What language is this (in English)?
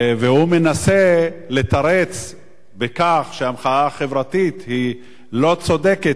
Hebrew